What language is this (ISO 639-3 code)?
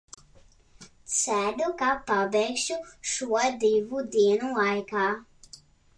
lav